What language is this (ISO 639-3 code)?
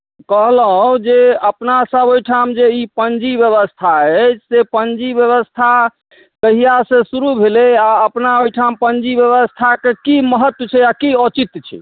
mai